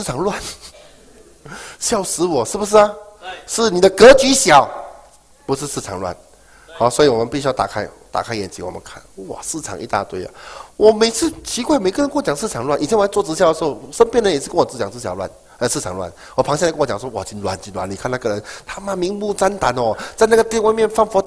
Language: Chinese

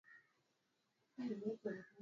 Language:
Swahili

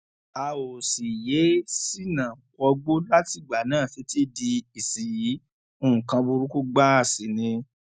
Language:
Yoruba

